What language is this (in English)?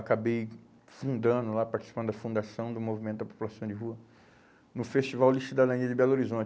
Portuguese